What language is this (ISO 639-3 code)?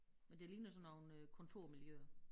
dan